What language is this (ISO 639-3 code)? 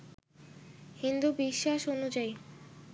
ben